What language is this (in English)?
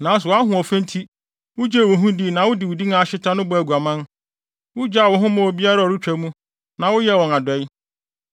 Akan